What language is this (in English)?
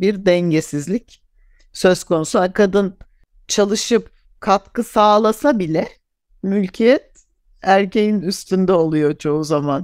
Turkish